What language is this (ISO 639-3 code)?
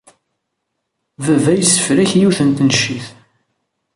kab